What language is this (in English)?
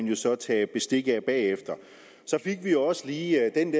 Danish